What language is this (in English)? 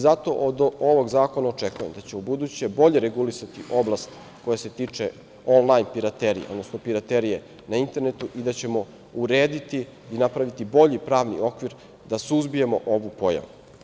Serbian